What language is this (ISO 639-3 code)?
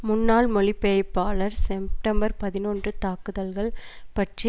tam